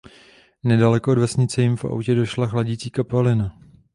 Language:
Czech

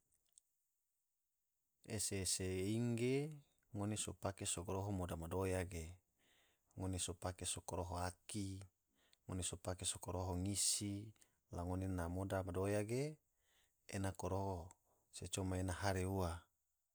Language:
Tidore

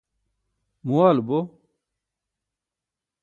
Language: Burushaski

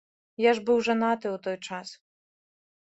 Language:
Belarusian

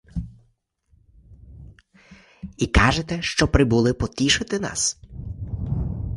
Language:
Ukrainian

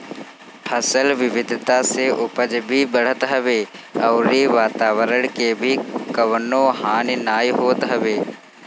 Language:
Bhojpuri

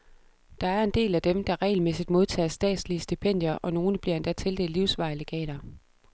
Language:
Danish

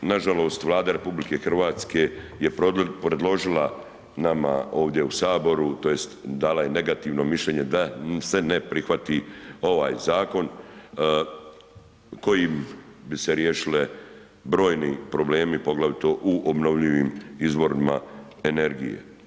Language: Croatian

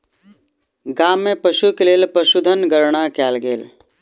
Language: Maithili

